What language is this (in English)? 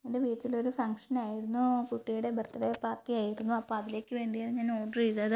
Malayalam